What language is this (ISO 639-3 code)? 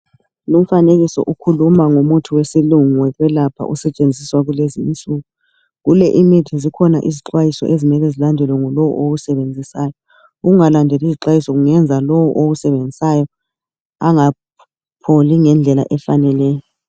nde